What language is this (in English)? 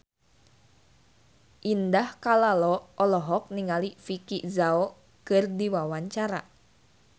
Sundanese